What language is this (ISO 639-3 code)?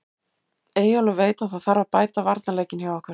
isl